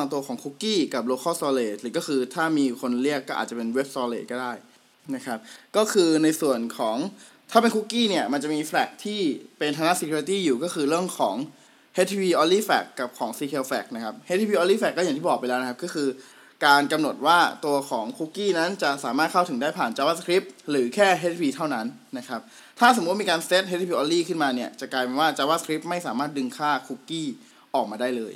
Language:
Thai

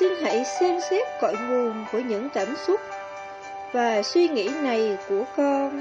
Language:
Vietnamese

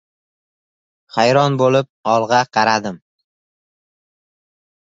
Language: Uzbek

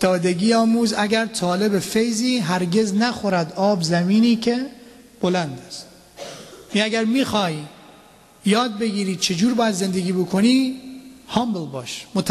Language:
Persian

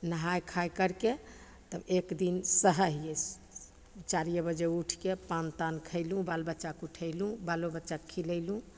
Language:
Maithili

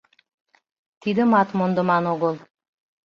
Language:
Mari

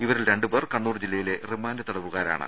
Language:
Malayalam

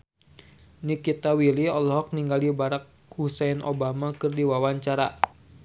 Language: Sundanese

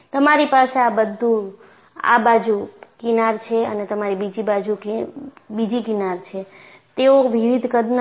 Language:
Gujarati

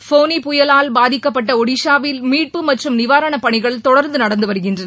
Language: Tamil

